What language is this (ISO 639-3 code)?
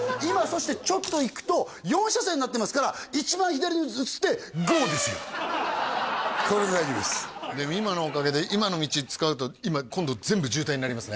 jpn